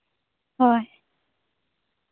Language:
Santali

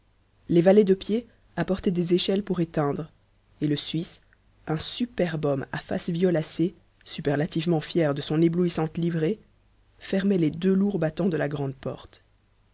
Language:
French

